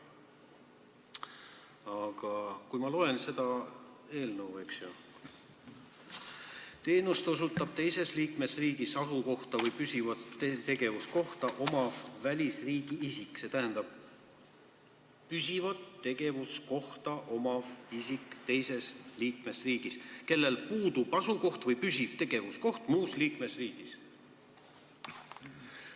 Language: Estonian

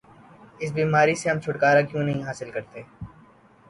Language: Urdu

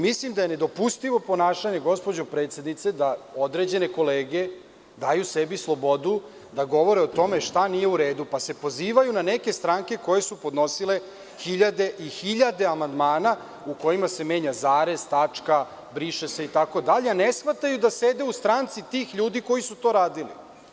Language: Serbian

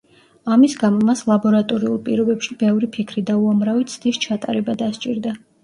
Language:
Georgian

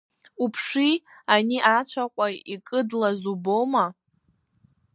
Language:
Abkhazian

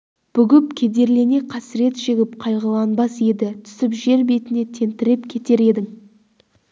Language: Kazakh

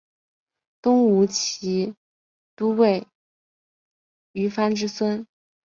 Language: Chinese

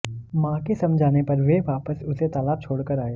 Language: Hindi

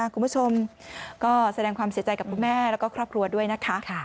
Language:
Thai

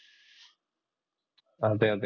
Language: Malayalam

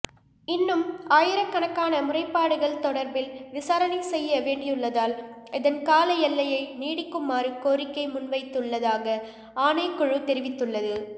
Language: Tamil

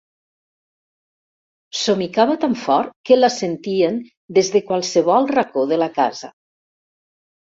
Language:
Catalan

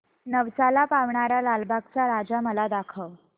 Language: Marathi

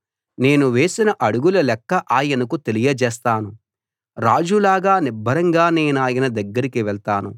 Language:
Telugu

